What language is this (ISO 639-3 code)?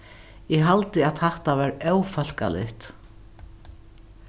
fao